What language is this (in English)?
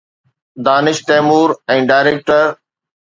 Sindhi